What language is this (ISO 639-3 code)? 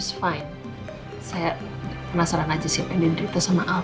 ind